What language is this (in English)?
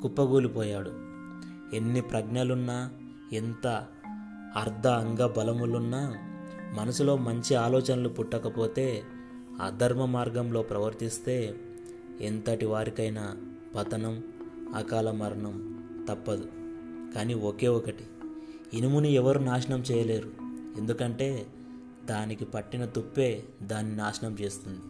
Telugu